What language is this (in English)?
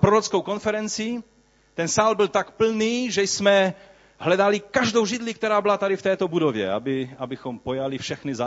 Czech